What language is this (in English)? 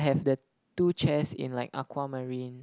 English